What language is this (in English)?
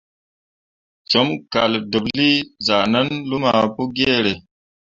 Mundang